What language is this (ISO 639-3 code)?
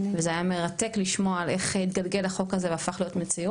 heb